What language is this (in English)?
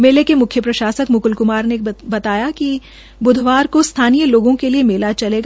Hindi